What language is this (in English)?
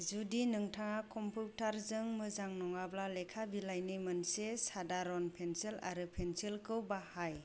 Bodo